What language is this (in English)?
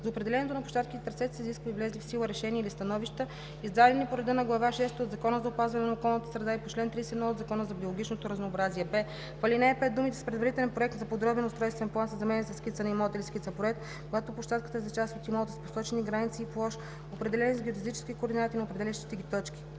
Bulgarian